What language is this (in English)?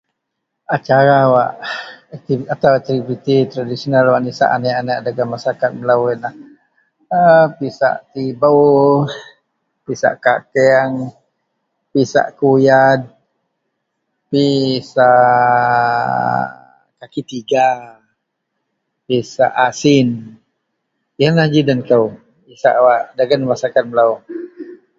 Central Melanau